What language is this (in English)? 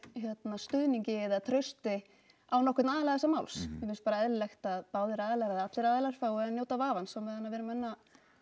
Icelandic